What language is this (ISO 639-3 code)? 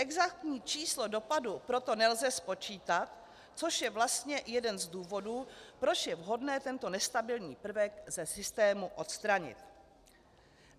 ces